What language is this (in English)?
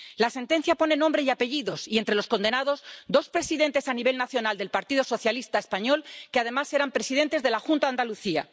Spanish